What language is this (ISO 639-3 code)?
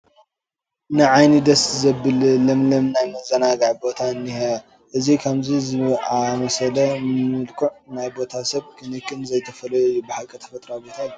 tir